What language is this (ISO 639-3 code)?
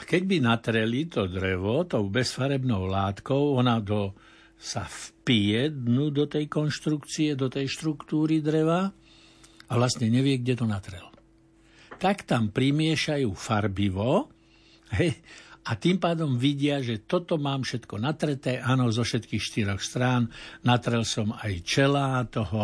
slk